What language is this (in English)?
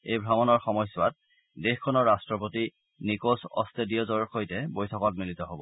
Assamese